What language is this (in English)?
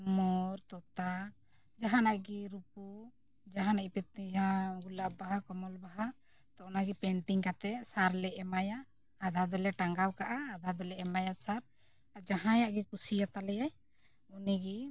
Santali